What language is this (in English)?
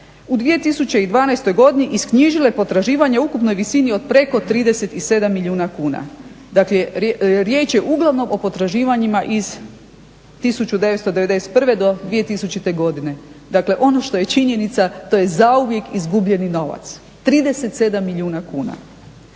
Croatian